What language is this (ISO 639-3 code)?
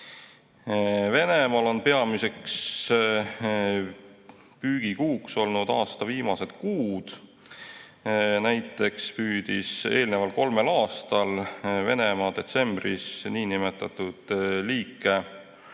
est